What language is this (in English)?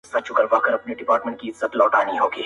Pashto